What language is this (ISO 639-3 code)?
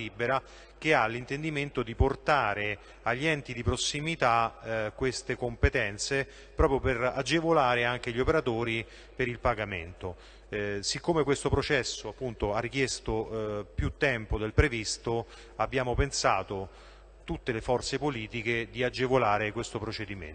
ita